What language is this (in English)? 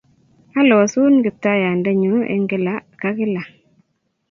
Kalenjin